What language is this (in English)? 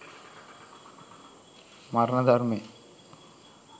Sinhala